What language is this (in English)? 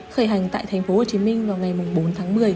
Vietnamese